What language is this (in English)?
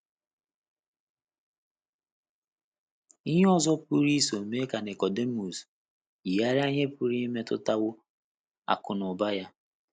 Igbo